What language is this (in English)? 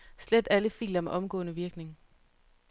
Danish